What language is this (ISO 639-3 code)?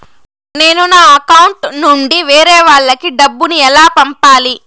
tel